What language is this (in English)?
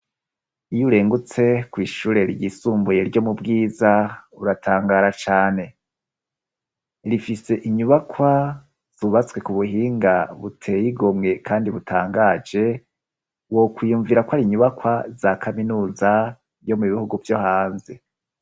Rundi